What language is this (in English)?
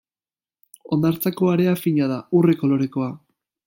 Basque